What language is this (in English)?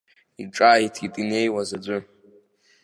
Abkhazian